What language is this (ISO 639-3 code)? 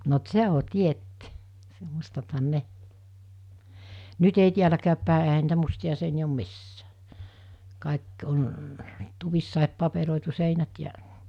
fin